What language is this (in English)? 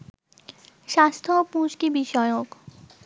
Bangla